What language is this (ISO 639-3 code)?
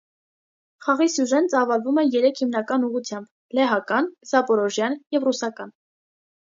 hye